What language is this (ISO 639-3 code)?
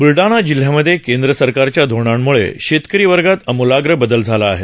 mar